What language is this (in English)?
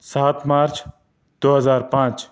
Urdu